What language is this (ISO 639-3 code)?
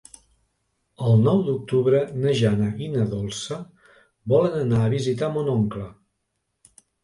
cat